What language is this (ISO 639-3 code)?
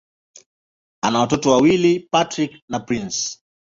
swa